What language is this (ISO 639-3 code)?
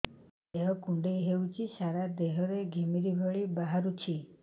ori